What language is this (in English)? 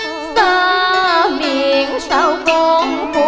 Vietnamese